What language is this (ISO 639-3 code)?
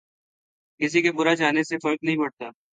urd